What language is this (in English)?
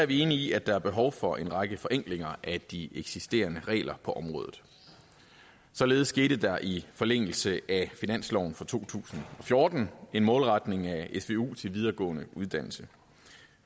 Danish